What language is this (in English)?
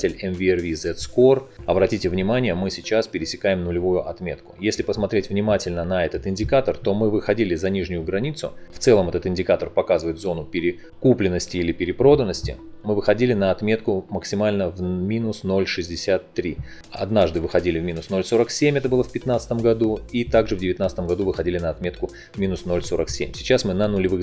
Russian